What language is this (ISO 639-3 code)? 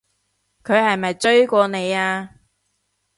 yue